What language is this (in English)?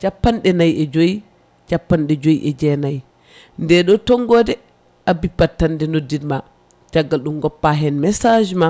Fula